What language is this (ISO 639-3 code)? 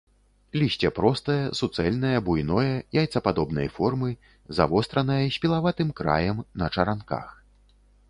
bel